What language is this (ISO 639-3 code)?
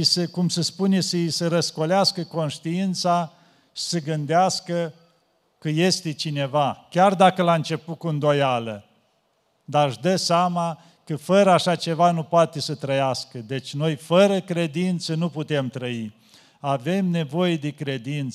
ron